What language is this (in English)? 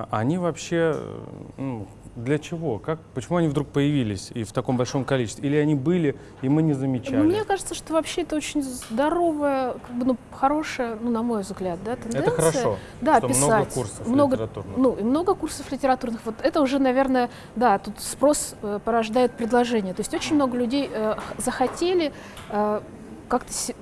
Russian